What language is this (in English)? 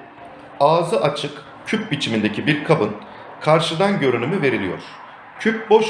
Turkish